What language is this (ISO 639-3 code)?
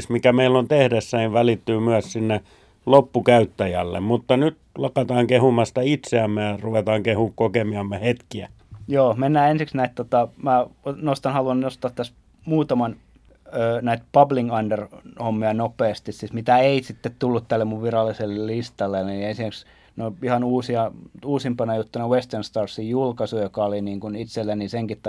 fin